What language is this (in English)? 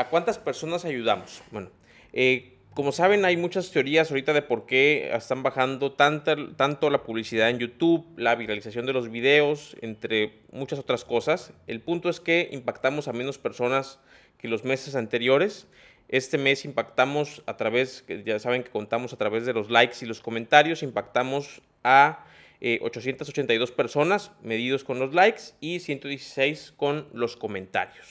Spanish